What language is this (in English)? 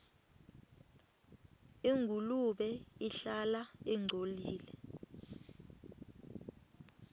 Swati